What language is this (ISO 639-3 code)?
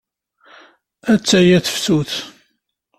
kab